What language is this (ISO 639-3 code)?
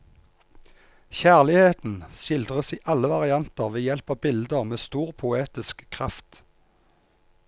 nor